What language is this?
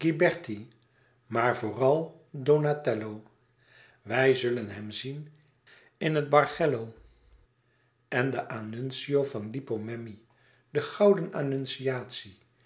Dutch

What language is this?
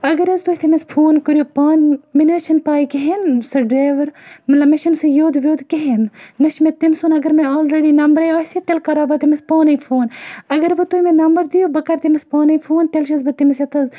Kashmiri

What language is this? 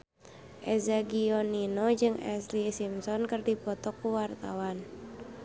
Sundanese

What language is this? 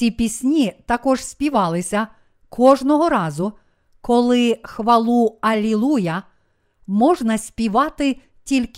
Ukrainian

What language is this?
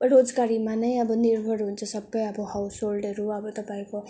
Nepali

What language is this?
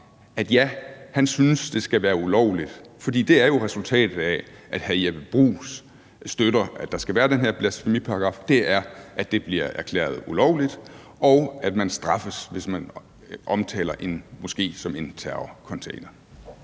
Danish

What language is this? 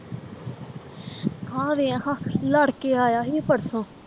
Punjabi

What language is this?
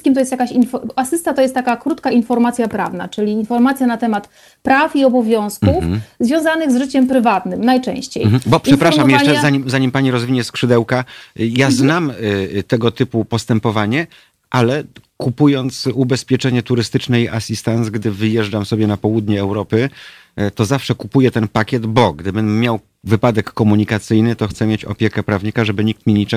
Polish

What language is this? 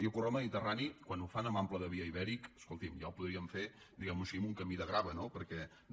Catalan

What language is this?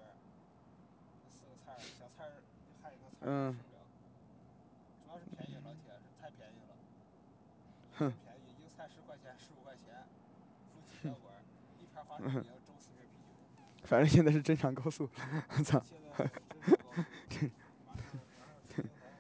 Chinese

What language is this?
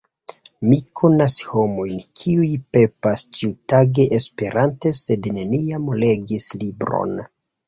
Esperanto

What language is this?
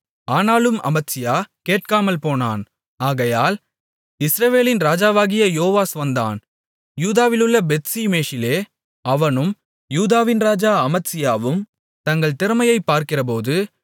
Tamil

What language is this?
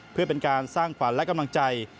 Thai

